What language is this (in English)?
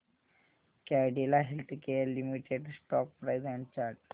Marathi